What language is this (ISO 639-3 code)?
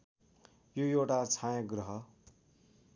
nep